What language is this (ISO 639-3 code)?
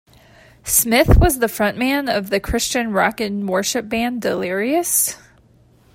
eng